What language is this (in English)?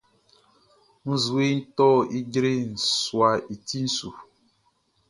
Baoulé